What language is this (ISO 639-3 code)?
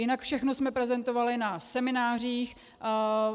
ces